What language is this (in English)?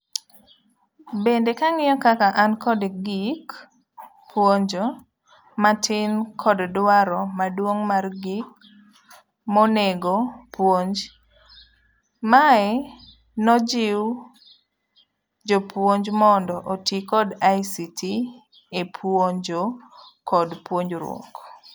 Luo (Kenya and Tanzania)